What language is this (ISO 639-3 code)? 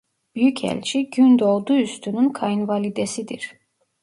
tur